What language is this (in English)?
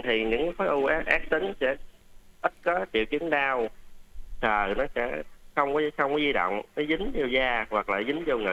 Vietnamese